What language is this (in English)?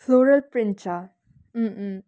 Nepali